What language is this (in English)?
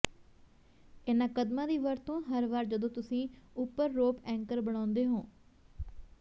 Punjabi